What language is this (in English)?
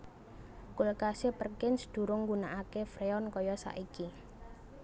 Javanese